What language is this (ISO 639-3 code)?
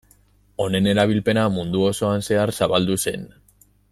eus